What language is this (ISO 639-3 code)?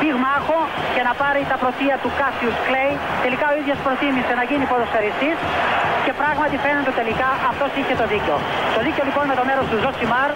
ell